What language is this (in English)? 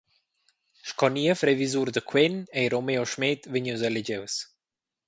Romansh